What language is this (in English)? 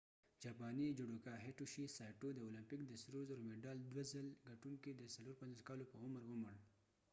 Pashto